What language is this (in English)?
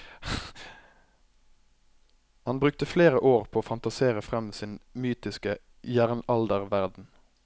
Norwegian